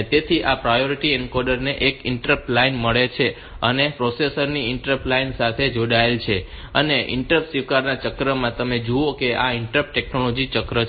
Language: Gujarati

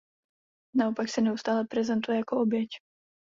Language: Czech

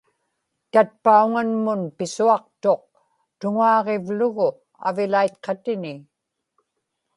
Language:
Inupiaq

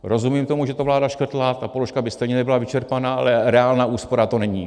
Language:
Czech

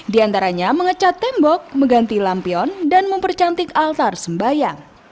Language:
Indonesian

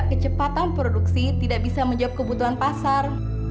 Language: Indonesian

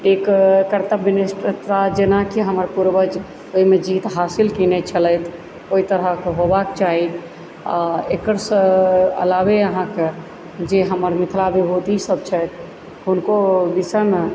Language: Maithili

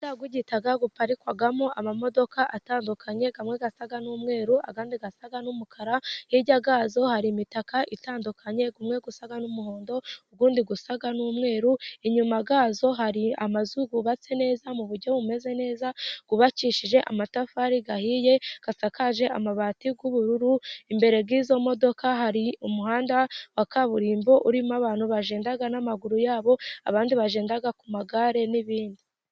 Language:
Kinyarwanda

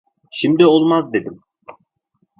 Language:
Turkish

